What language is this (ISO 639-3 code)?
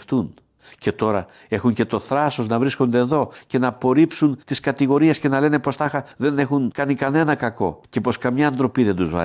ell